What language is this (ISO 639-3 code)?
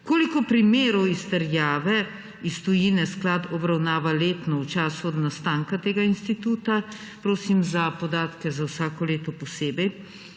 slv